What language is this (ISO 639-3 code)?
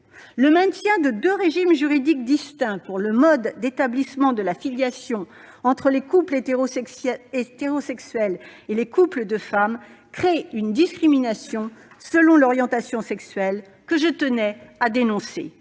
fra